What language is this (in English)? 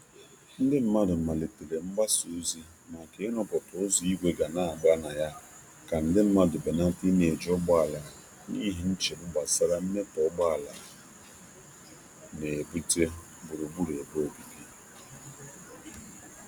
Igbo